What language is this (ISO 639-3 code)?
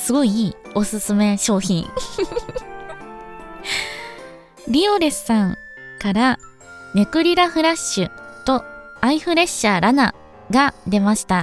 jpn